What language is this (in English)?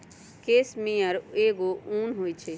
Magahi